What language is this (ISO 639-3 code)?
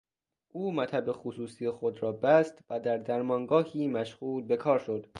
fas